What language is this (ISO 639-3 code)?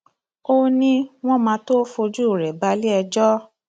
yor